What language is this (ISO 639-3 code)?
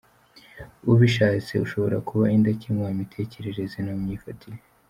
kin